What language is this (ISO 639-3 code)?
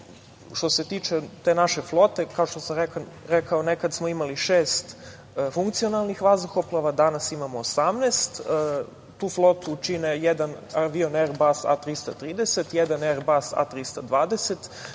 srp